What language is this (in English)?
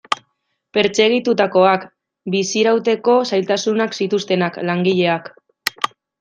Basque